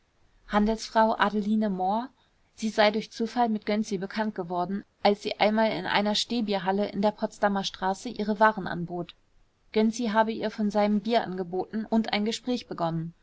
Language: German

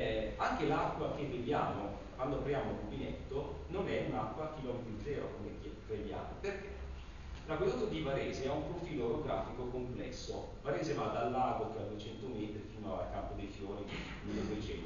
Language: Italian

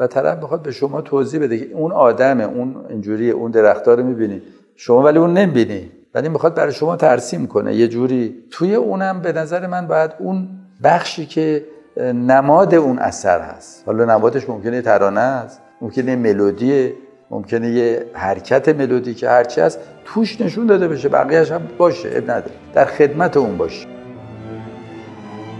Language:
Persian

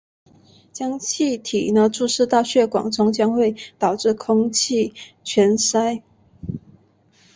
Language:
Chinese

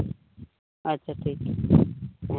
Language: Santali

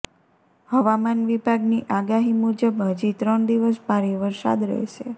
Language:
Gujarati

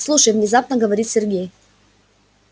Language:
Russian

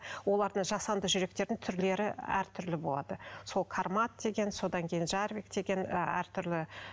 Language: Kazakh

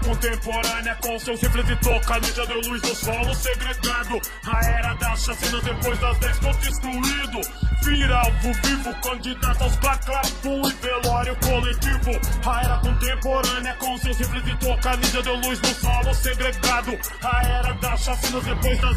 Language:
Portuguese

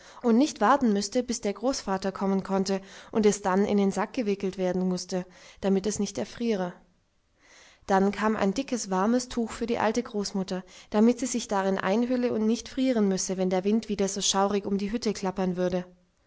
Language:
German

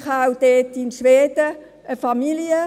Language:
Swiss German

